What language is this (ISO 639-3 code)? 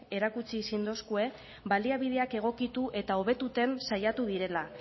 eus